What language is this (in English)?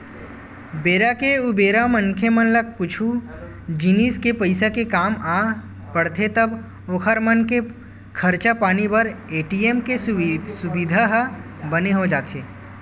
Chhattisgarhi